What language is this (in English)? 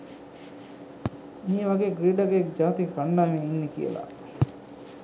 Sinhala